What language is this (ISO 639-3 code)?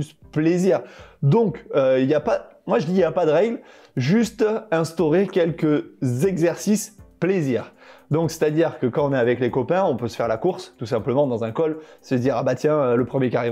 fra